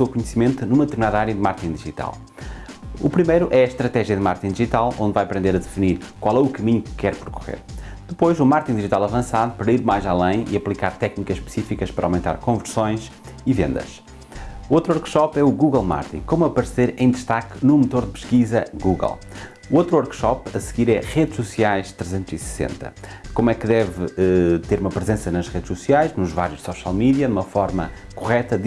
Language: Portuguese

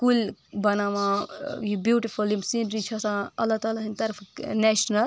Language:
Kashmiri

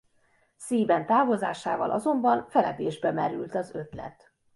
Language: Hungarian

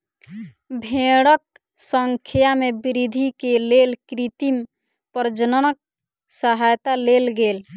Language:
Maithili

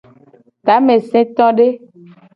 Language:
Gen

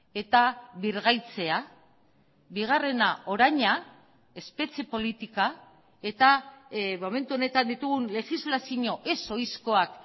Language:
Basque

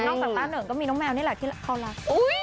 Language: Thai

